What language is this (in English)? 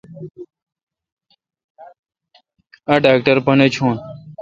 Kalkoti